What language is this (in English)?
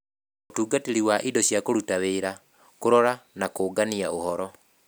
Kikuyu